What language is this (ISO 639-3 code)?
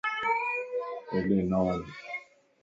lss